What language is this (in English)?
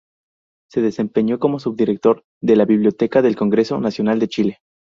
Spanish